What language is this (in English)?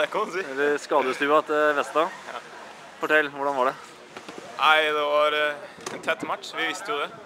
Norwegian